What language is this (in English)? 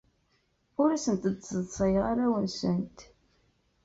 Kabyle